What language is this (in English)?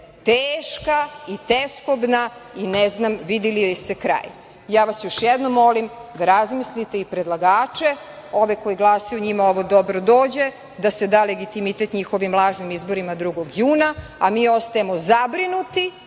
Serbian